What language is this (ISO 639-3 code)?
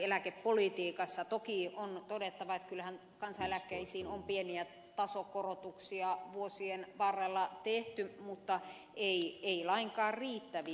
fin